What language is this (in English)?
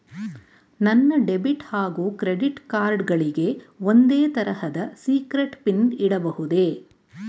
Kannada